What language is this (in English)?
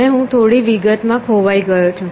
Gujarati